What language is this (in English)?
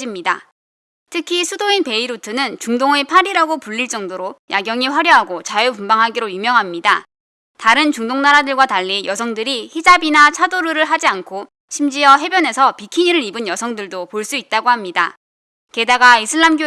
Korean